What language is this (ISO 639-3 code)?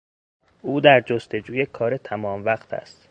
fas